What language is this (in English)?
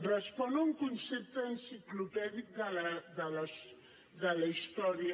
Catalan